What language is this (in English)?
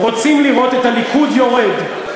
Hebrew